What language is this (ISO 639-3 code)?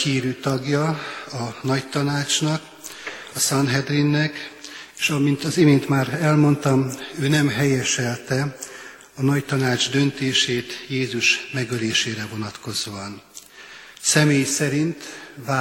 hun